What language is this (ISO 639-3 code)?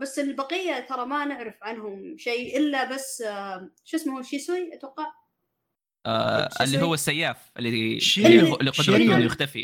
ara